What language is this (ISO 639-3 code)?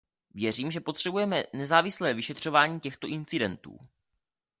ces